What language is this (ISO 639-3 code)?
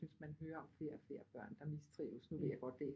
dan